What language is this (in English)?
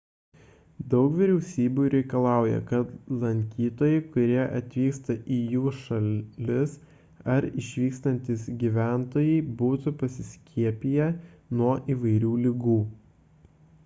Lithuanian